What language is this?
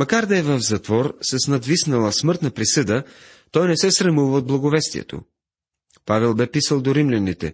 Bulgarian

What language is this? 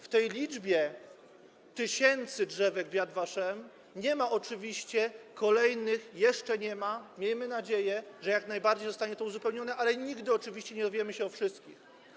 Polish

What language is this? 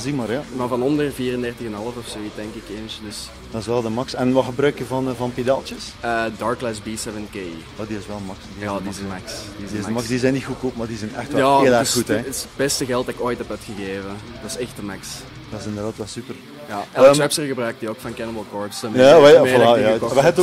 Dutch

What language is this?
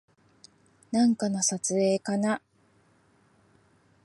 Japanese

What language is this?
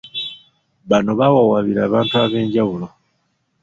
Ganda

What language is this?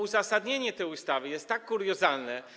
Polish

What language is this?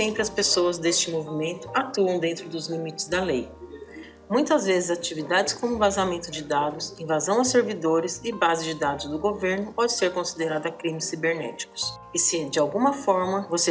Portuguese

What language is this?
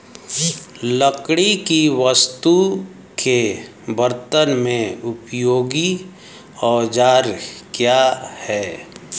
Hindi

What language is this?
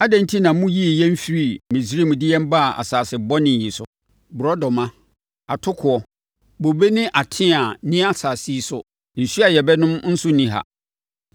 Akan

